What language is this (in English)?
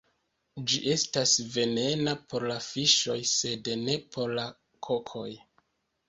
Esperanto